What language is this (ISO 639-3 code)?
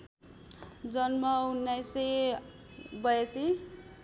nep